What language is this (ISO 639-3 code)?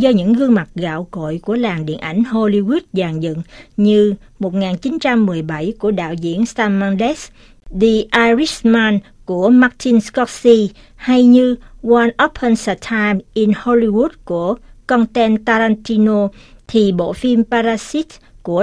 vie